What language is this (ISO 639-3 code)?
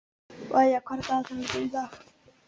isl